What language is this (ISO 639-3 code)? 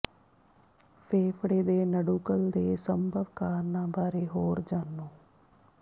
pan